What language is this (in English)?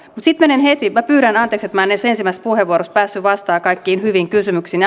Finnish